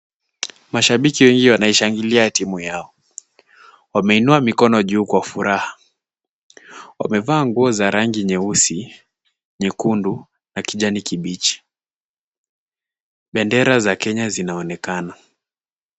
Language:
Swahili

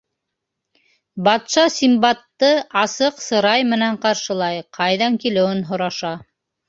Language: Bashkir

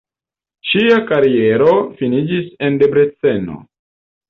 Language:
Esperanto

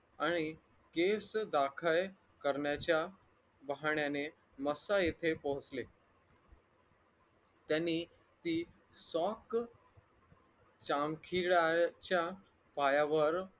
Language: Marathi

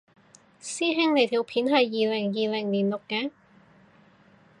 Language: Cantonese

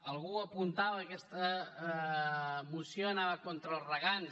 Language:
Catalan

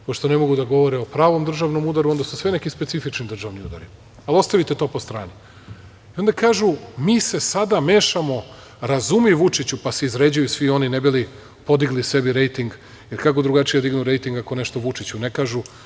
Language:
Serbian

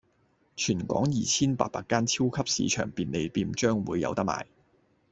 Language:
Cantonese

